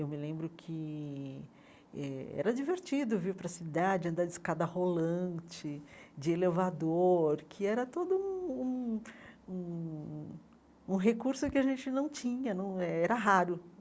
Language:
Portuguese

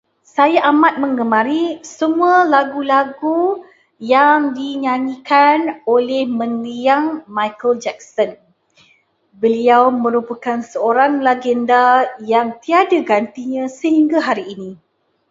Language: Malay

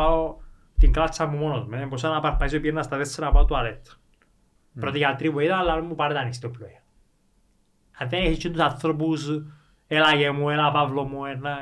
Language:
Greek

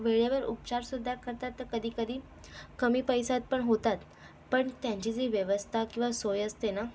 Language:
Marathi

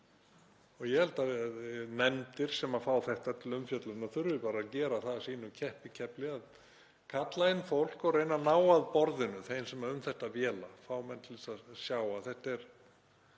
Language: Icelandic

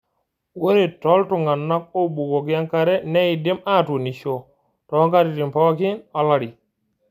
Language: Masai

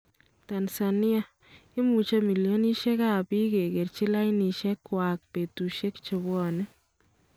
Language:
Kalenjin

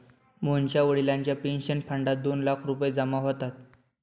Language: Marathi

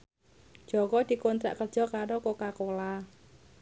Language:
Javanese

